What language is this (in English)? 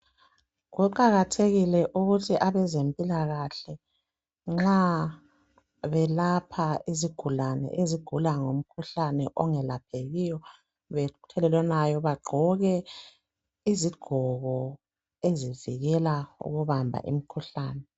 North Ndebele